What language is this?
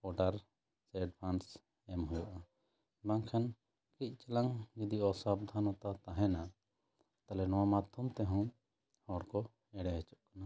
Santali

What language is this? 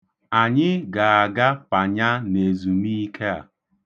Igbo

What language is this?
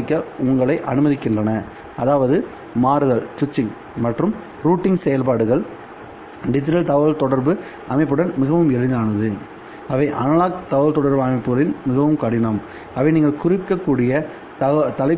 Tamil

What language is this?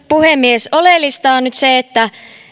Finnish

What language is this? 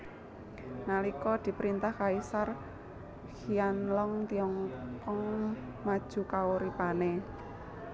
Javanese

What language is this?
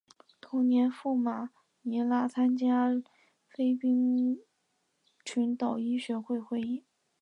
Chinese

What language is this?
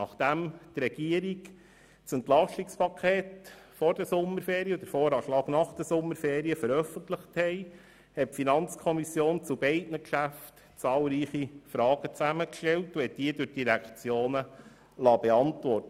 Swiss German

